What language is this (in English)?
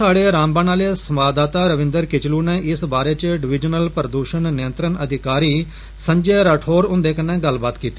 Dogri